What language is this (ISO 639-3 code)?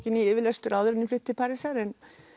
isl